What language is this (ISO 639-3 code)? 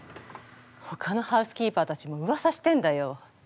jpn